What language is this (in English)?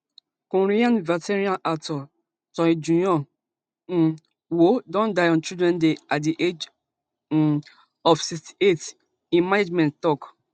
Nigerian Pidgin